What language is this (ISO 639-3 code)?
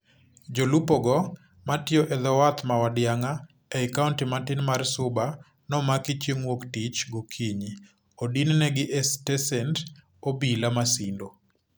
luo